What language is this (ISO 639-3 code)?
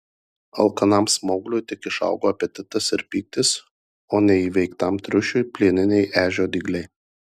lit